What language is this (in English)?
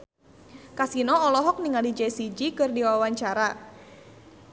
Sundanese